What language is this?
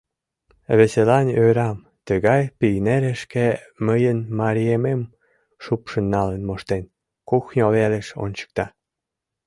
Mari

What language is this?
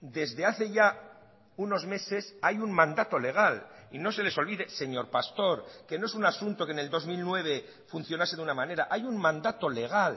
Spanish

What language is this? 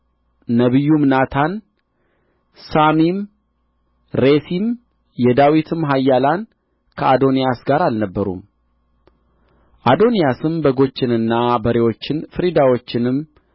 Amharic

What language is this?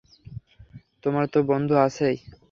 Bangla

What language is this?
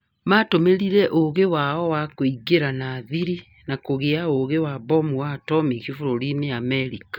Kikuyu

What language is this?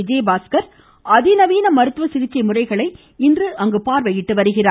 Tamil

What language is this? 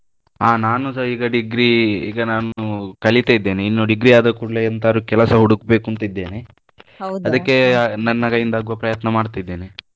Kannada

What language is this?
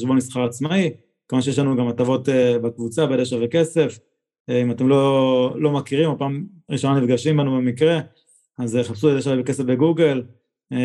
Hebrew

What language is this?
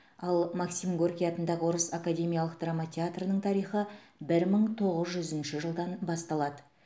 Kazakh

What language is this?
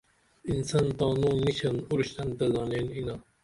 Dameli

